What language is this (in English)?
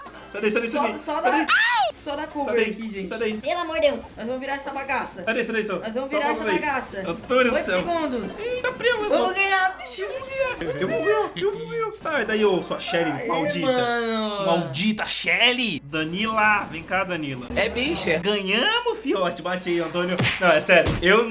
Portuguese